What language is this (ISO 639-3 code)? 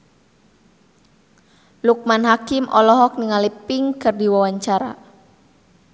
sun